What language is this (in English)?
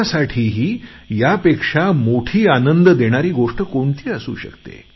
Marathi